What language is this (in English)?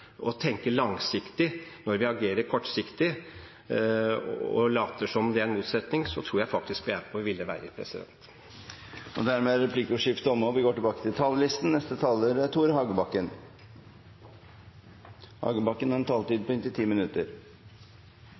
Norwegian